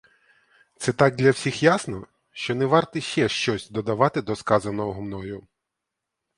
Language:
Ukrainian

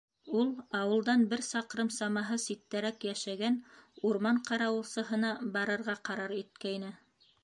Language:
Bashkir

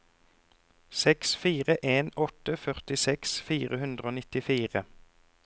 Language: Norwegian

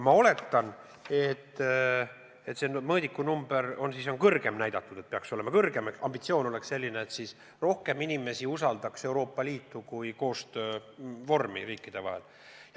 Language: Estonian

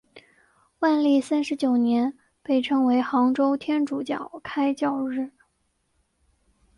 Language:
Chinese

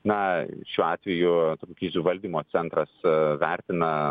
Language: Lithuanian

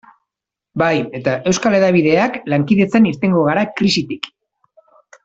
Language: Basque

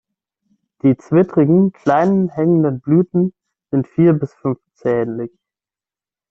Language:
German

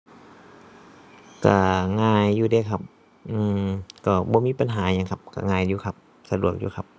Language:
Thai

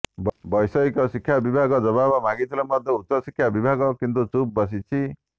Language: Odia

